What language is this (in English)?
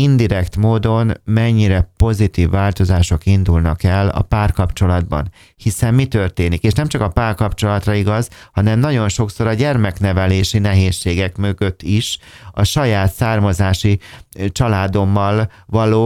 Hungarian